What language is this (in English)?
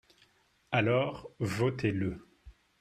French